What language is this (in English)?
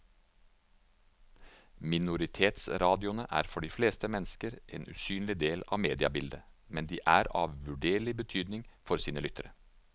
Norwegian